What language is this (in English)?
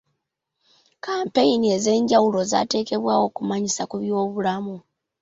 Ganda